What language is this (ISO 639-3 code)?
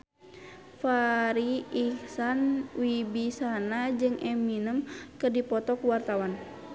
sun